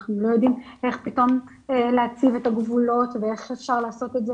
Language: Hebrew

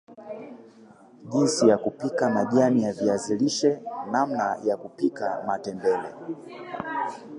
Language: Swahili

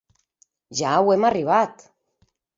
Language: Occitan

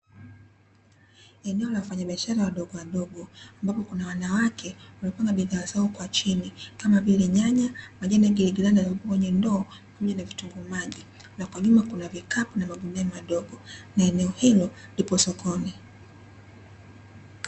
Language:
Swahili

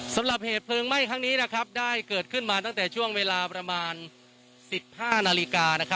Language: Thai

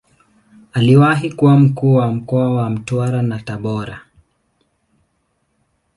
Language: Swahili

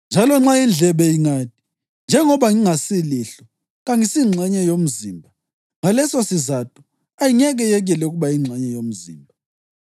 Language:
North Ndebele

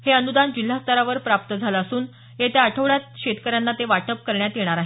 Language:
Marathi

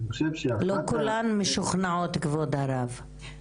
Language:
Hebrew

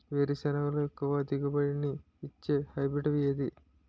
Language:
Telugu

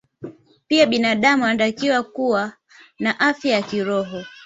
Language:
Swahili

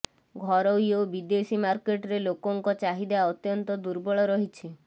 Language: Odia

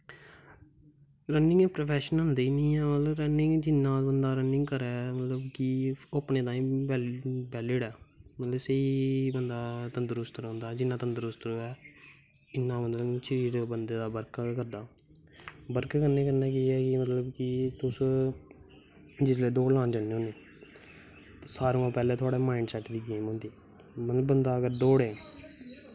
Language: Dogri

